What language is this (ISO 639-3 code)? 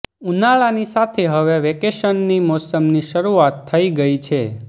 guj